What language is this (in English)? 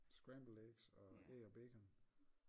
Danish